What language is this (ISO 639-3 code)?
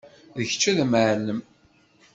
kab